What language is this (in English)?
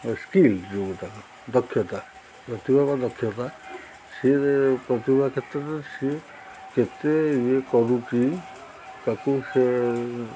Odia